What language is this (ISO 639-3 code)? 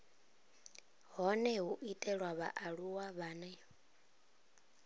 ven